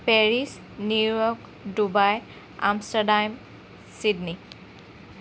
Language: Assamese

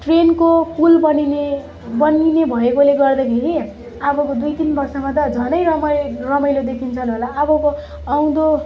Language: Nepali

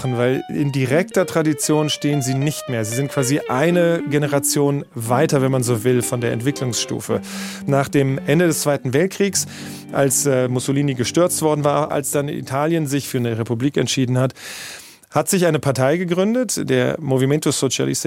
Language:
German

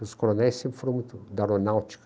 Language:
Portuguese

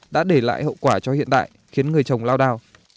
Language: Vietnamese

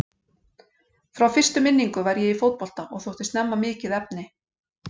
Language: Icelandic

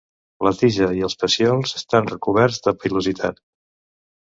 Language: Catalan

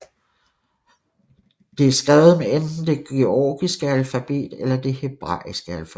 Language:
Danish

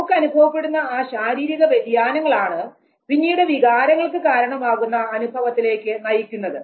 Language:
Malayalam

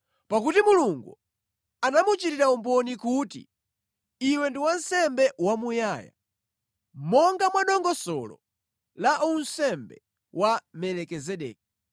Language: Nyanja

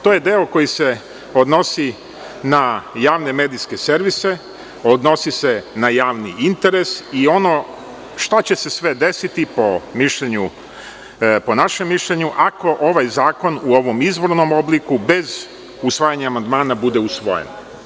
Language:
Serbian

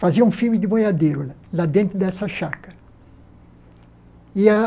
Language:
Portuguese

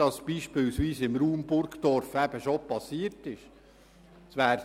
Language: Swiss German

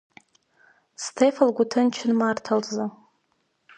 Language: Abkhazian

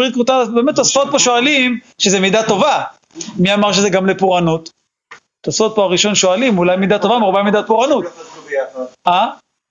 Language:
Hebrew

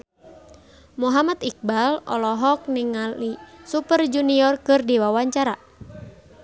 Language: Sundanese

